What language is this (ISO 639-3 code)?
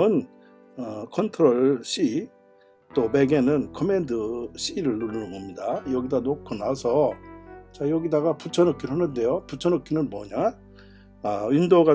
kor